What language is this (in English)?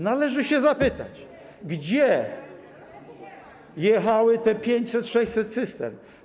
Polish